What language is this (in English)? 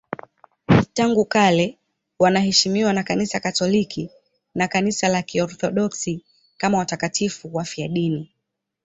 Swahili